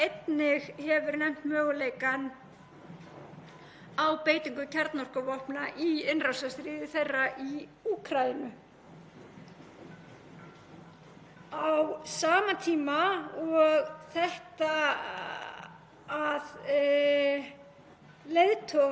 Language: Icelandic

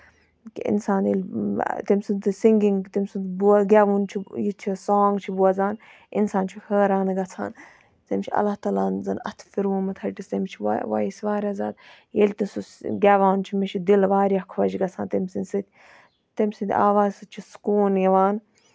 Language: Kashmiri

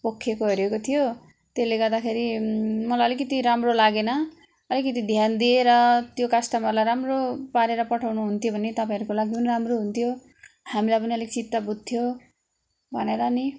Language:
Nepali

